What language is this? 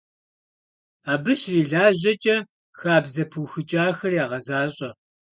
Kabardian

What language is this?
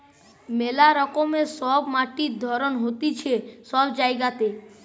Bangla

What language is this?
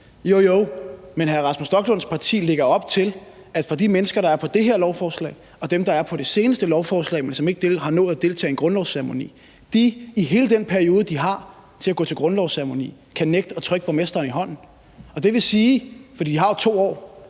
Danish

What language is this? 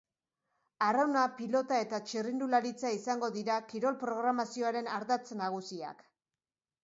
Basque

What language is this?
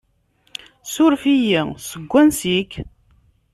Kabyle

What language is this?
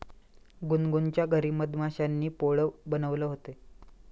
Marathi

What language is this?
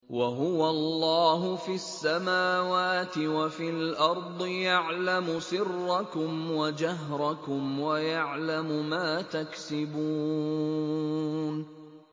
Arabic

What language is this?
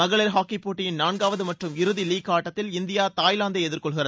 Tamil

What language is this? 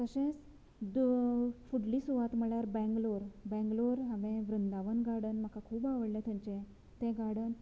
Konkani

